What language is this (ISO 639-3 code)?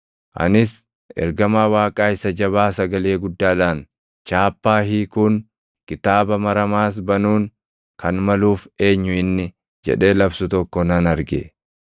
orm